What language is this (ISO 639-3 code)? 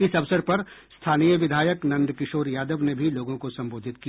hin